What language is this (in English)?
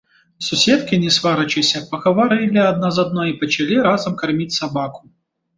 Belarusian